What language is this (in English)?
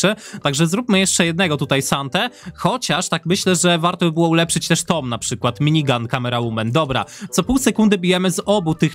Polish